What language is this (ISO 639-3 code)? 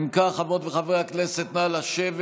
heb